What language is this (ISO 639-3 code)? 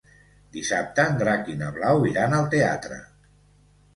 cat